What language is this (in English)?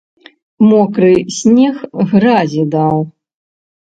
Belarusian